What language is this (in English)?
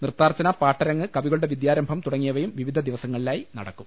Malayalam